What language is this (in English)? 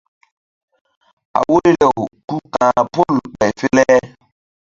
Mbum